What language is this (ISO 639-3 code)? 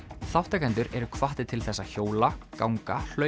isl